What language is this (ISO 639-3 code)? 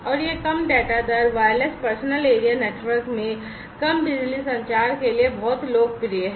hin